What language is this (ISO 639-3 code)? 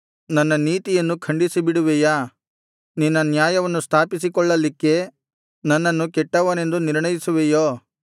kan